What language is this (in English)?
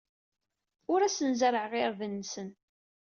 Kabyle